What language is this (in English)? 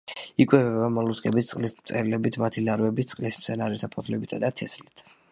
Georgian